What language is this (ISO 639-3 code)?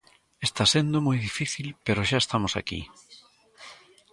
glg